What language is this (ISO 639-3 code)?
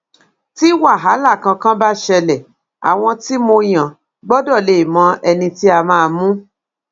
yor